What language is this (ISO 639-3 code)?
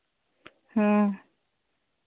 sat